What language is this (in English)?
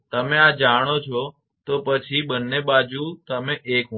Gujarati